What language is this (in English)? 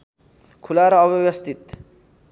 Nepali